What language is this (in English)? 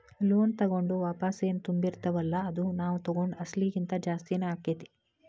Kannada